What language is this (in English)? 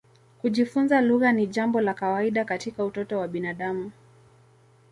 Swahili